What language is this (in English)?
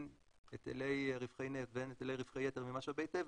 Hebrew